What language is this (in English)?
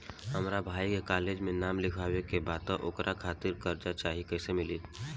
Bhojpuri